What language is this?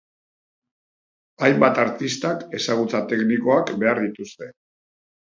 Basque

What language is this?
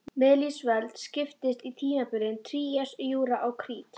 Icelandic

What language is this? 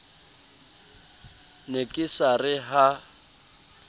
Southern Sotho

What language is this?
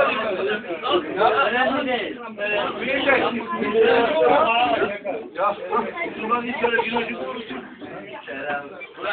Turkish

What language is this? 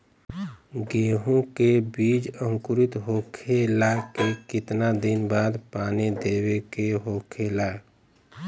Bhojpuri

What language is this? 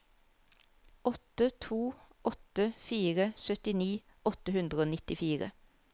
Norwegian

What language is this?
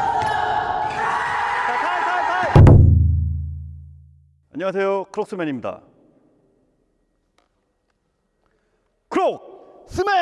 Korean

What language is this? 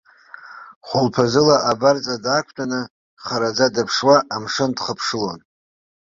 Abkhazian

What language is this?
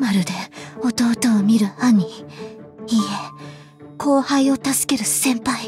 Japanese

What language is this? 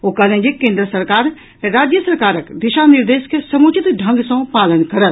Maithili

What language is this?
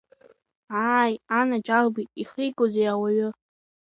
Abkhazian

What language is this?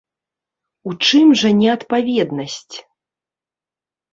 Belarusian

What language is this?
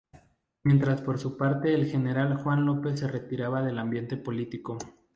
Spanish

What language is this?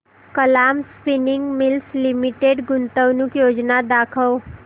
Marathi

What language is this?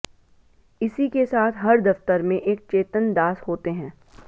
Hindi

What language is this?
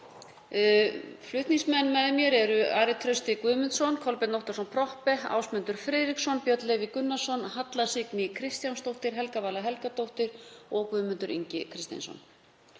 Icelandic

